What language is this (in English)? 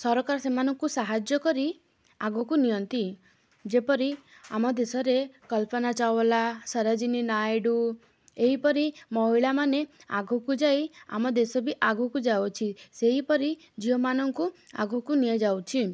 Odia